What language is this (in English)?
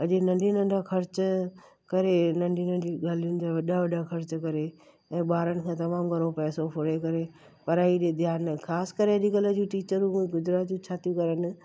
Sindhi